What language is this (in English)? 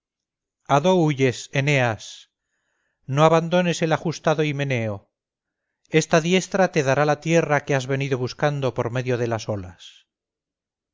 Spanish